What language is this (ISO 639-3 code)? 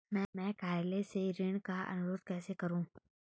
hin